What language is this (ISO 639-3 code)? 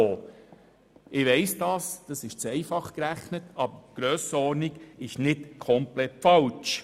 gsw